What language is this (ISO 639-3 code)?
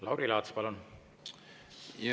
est